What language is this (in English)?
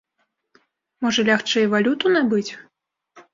Belarusian